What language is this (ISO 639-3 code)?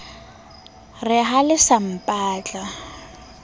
sot